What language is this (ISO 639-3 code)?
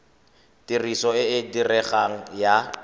tsn